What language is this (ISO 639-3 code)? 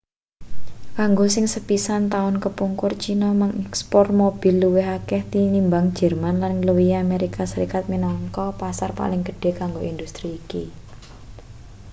jav